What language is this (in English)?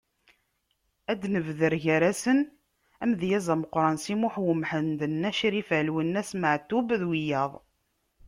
Kabyle